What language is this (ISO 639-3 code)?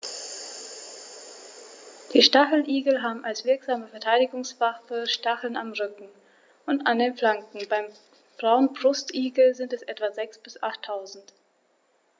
deu